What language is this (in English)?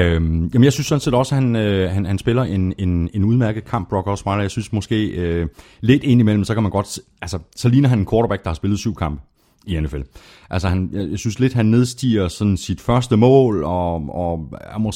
Danish